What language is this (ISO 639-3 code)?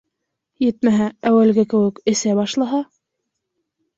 bak